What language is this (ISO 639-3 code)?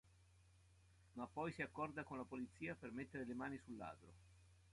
ita